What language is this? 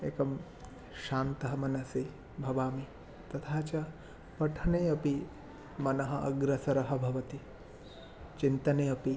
Sanskrit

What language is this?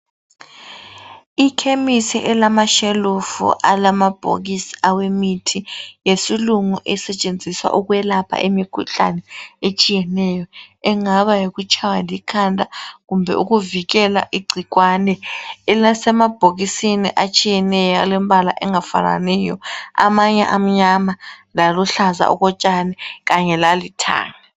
North Ndebele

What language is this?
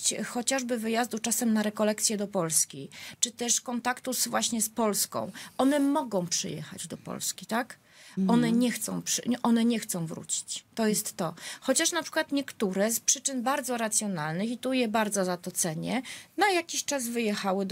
Polish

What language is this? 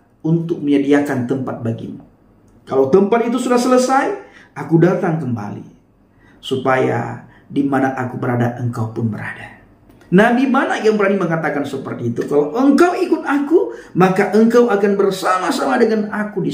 Indonesian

